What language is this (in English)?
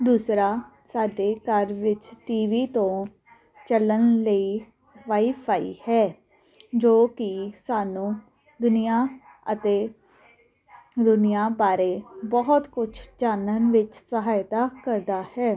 Punjabi